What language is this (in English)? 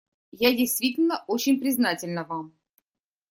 Russian